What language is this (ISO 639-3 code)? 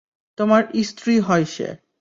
ben